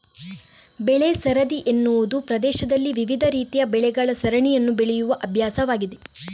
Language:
Kannada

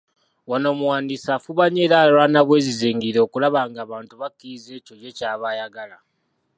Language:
Ganda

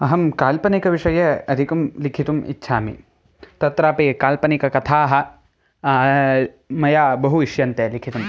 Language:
Sanskrit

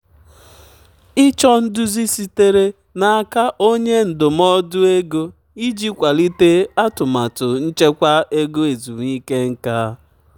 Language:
Igbo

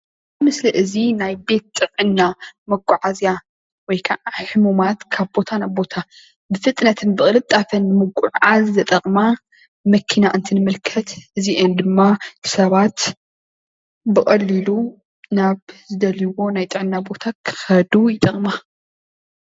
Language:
Tigrinya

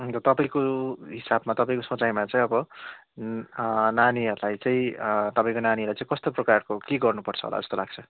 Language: Nepali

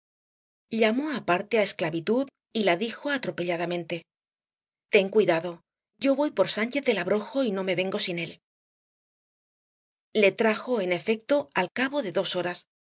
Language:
Spanish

